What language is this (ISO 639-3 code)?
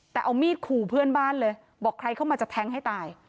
tha